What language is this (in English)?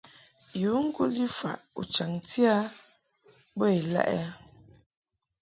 Mungaka